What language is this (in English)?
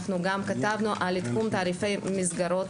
Hebrew